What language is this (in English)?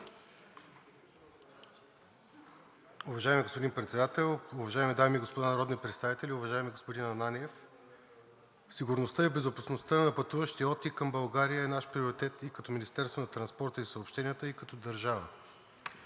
Bulgarian